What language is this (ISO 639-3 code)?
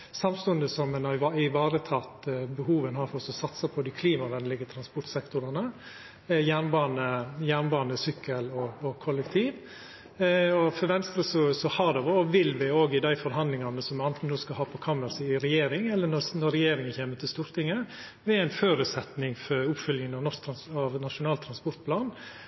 nno